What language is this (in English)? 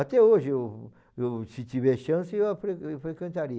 Portuguese